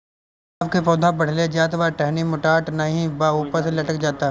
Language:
Bhojpuri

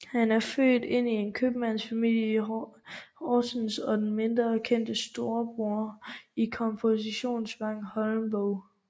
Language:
Danish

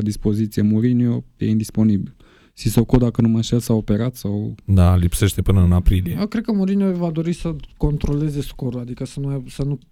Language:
Romanian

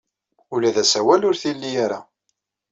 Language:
Kabyle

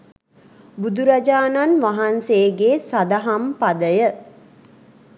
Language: Sinhala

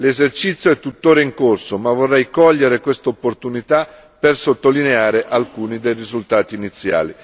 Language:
Italian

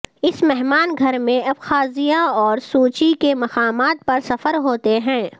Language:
Urdu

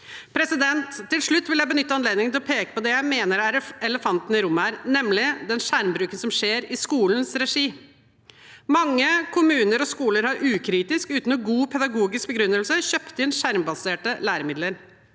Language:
Norwegian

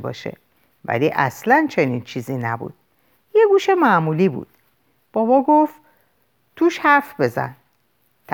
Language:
Persian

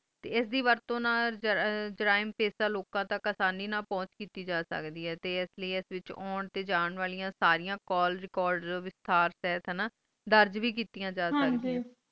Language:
Punjabi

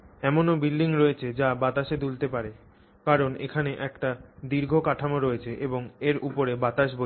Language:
Bangla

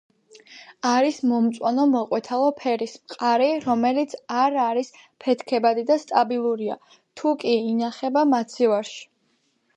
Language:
Georgian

